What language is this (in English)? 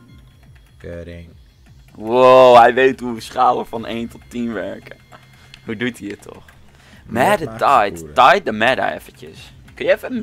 Dutch